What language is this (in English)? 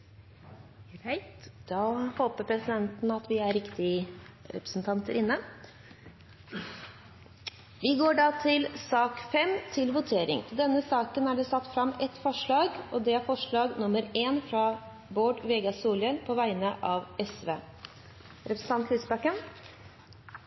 Norwegian